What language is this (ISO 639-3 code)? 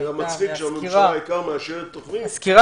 heb